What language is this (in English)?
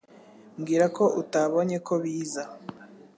Kinyarwanda